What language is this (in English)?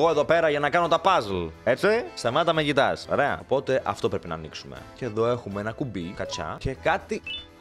Greek